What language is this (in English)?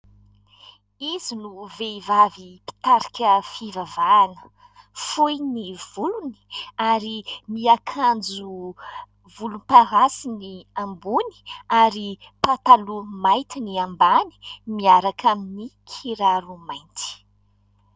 Malagasy